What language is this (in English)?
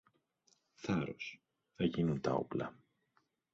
Greek